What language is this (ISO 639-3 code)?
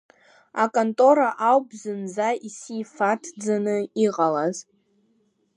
abk